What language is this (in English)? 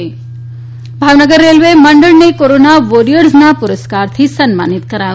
Gujarati